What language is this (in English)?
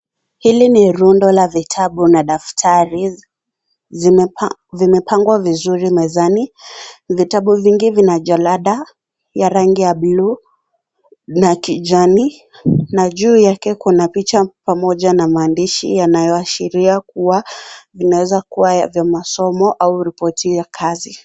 Swahili